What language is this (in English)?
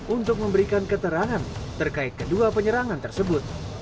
Indonesian